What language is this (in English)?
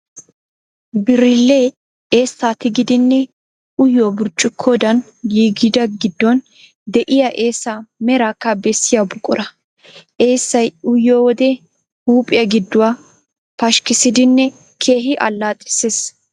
Wolaytta